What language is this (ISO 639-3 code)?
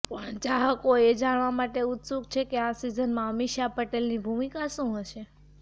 guj